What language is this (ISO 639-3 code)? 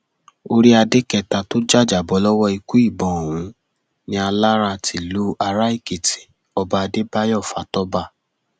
yor